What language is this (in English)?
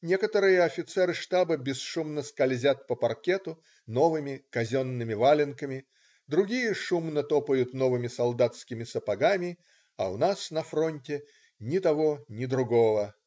Russian